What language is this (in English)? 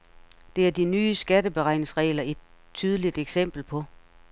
Danish